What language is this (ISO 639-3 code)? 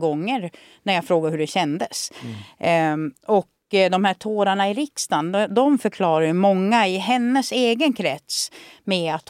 swe